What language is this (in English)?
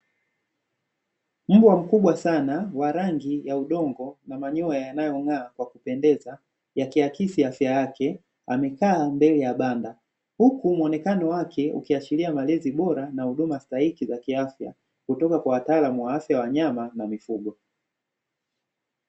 Swahili